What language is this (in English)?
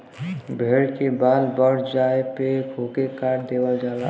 Bhojpuri